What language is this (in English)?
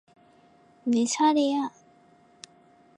Korean